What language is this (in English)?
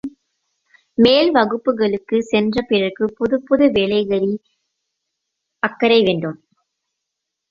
Tamil